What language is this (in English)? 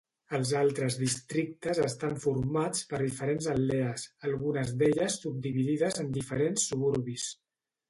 Catalan